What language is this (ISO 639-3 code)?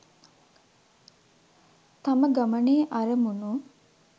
sin